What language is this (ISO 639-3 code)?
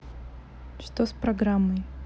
rus